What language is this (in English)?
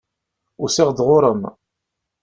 Kabyle